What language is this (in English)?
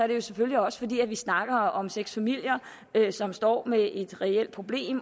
Danish